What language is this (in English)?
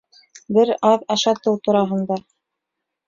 Bashkir